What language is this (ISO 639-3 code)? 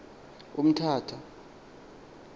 xho